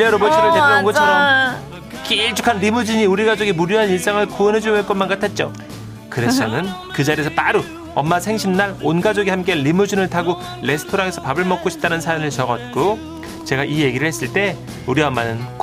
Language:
Korean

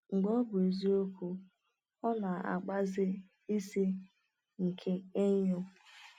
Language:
Igbo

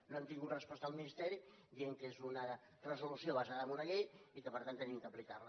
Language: Catalan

